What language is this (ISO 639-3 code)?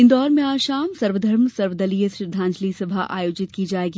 hin